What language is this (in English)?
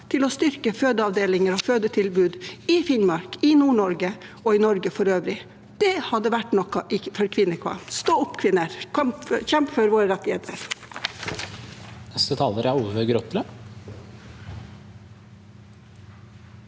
Norwegian